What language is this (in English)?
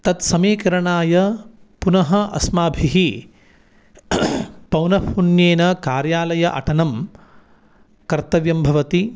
Sanskrit